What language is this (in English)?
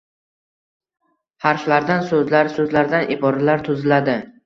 Uzbek